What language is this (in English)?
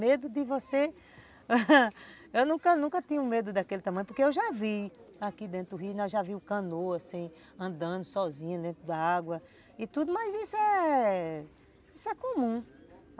Portuguese